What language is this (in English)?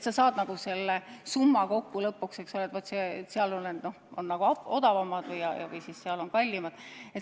Estonian